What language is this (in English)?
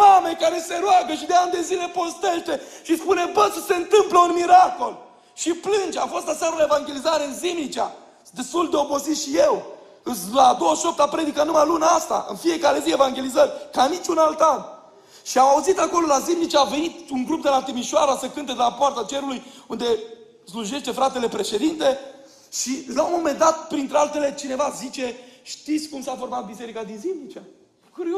Romanian